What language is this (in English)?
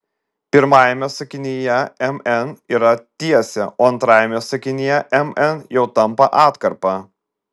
Lithuanian